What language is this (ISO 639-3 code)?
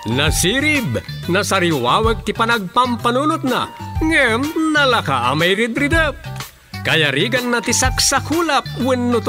fil